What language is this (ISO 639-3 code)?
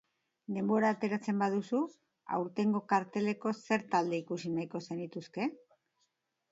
eus